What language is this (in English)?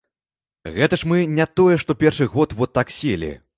Belarusian